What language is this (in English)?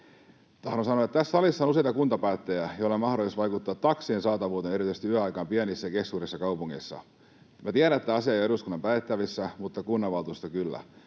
Finnish